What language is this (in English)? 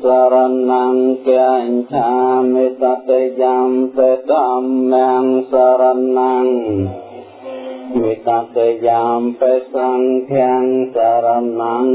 Vietnamese